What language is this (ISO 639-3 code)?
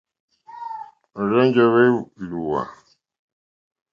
bri